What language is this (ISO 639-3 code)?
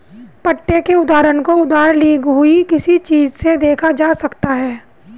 hin